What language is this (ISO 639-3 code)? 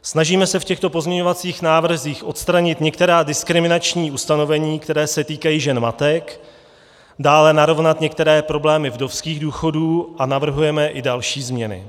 ces